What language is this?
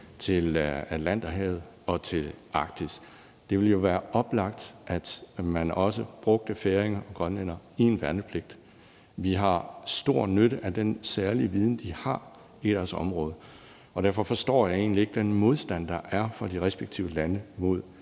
Danish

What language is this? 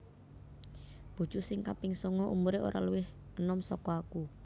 Javanese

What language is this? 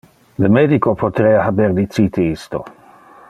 Interlingua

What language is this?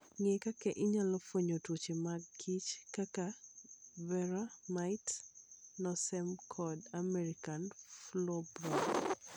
Luo (Kenya and Tanzania)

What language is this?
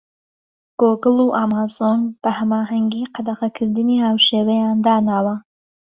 Central Kurdish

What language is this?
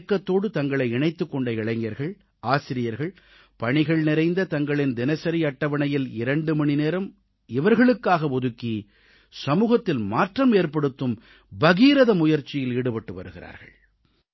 Tamil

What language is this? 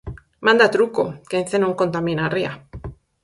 Galician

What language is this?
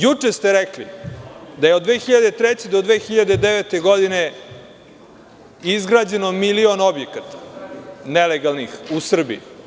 Serbian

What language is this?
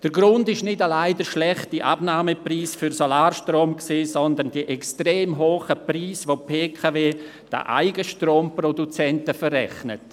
Swiss German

